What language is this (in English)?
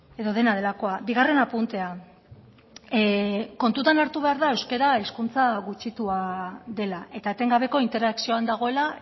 Basque